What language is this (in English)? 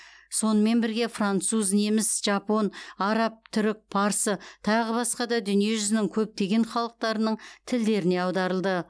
Kazakh